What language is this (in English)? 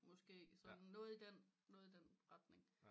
Danish